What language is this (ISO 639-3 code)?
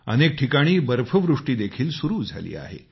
mar